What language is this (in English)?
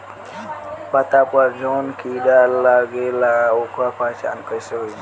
Bhojpuri